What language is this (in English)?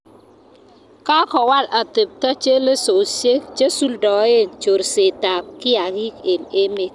Kalenjin